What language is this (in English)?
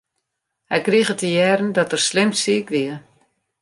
Western Frisian